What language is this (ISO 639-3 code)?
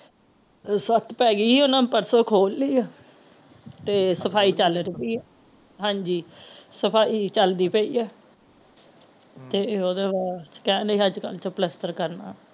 pan